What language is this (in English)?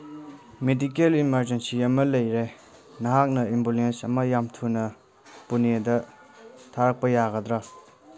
Manipuri